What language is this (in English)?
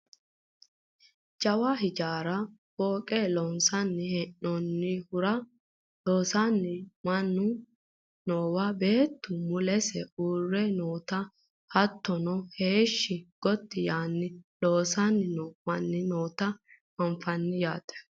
Sidamo